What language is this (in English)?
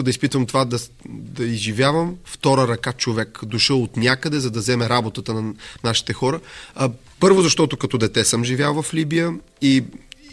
Bulgarian